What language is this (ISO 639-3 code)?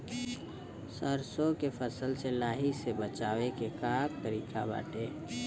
bho